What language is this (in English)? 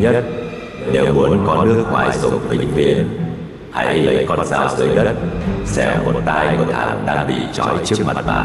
Vietnamese